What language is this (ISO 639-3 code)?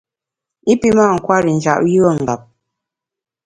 bax